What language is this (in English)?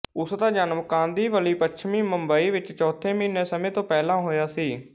Punjabi